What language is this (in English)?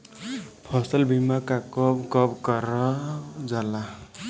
Bhojpuri